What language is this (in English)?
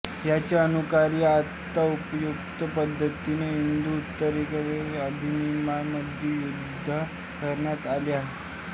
Marathi